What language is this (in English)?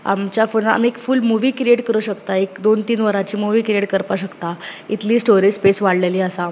Konkani